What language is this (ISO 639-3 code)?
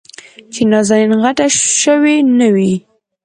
pus